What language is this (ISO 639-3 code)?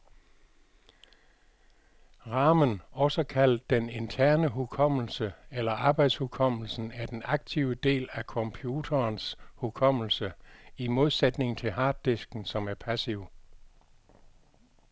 dan